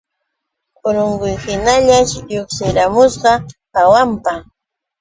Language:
Yauyos Quechua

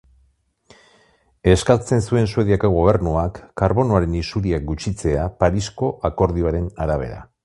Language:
Basque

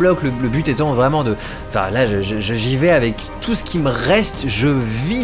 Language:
French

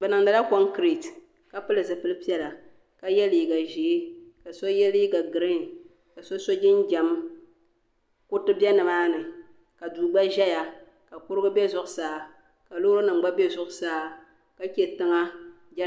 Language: Dagbani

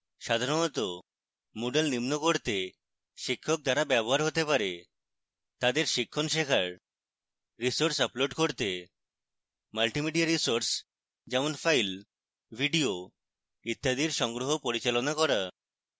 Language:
Bangla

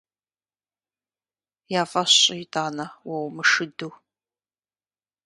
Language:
Kabardian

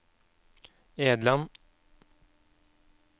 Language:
Norwegian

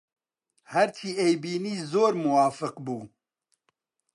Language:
Central Kurdish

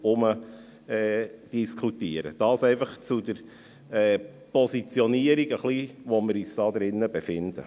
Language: Swiss German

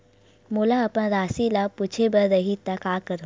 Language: Chhattisgarhi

